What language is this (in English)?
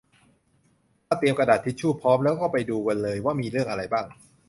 Thai